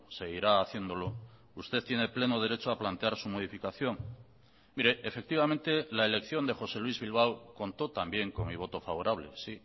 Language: Spanish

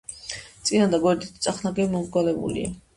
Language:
Georgian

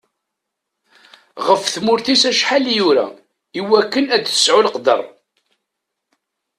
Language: Kabyle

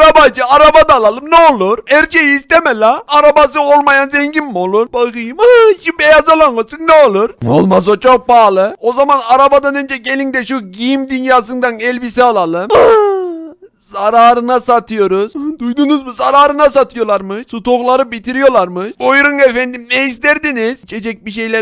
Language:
Turkish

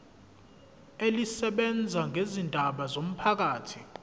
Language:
Zulu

